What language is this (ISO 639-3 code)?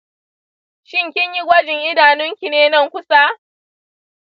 hau